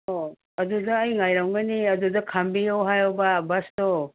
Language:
Manipuri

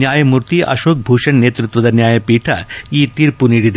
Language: Kannada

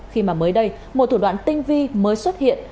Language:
Vietnamese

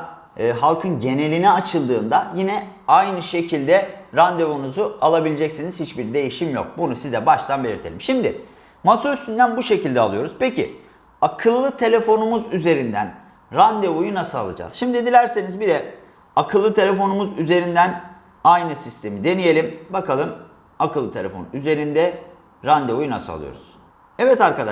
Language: Turkish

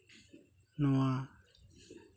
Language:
Santali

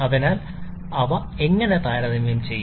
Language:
Malayalam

